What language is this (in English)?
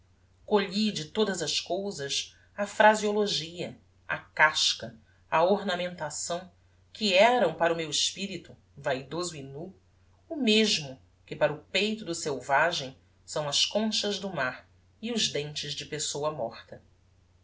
Portuguese